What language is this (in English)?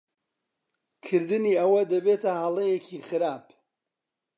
Central Kurdish